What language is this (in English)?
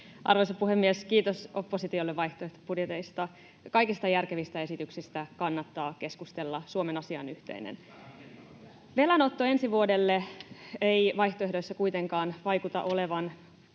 Finnish